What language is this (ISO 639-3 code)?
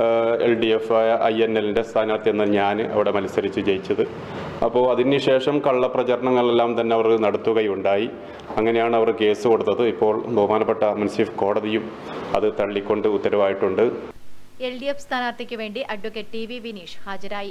fil